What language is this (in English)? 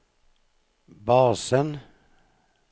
Norwegian